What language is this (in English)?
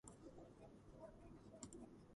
Georgian